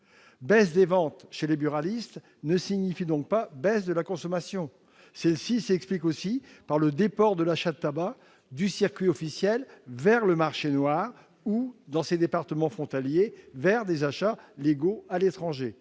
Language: French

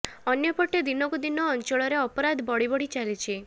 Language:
Odia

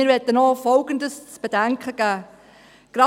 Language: Swiss German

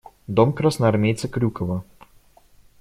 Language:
Russian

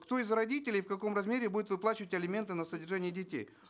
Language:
Kazakh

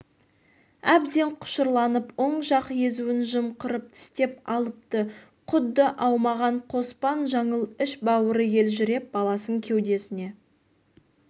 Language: Kazakh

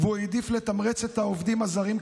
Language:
Hebrew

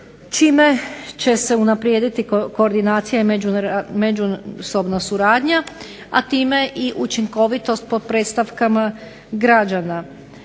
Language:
Croatian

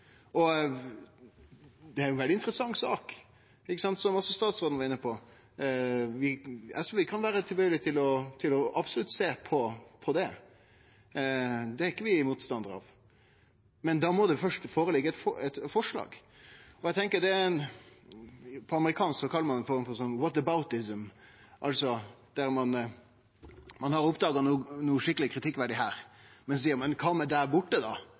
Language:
Norwegian Nynorsk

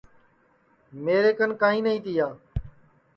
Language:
Sansi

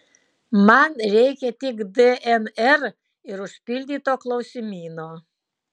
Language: Lithuanian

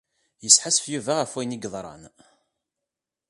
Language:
Kabyle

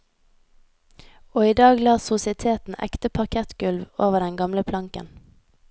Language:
Norwegian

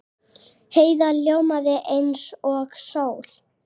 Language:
Icelandic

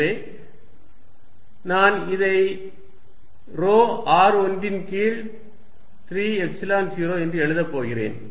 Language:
Tamil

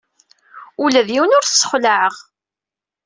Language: Kabyle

